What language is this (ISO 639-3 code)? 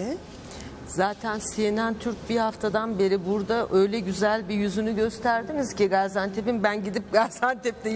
tur